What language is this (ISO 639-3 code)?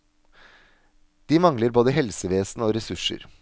nor